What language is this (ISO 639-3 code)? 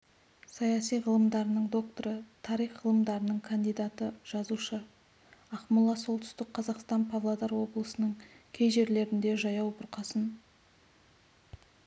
kaz